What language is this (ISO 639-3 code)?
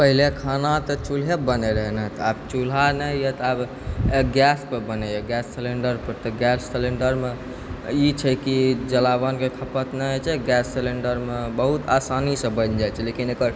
mai